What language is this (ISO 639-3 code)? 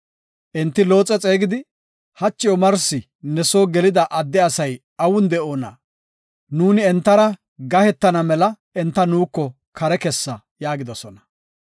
gof